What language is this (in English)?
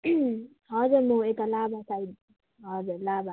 Nepali